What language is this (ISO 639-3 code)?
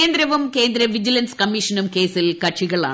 mal